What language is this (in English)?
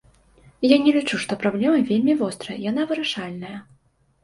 Belarusian